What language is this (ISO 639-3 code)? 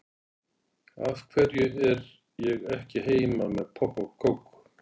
isl